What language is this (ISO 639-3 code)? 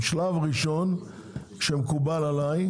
heb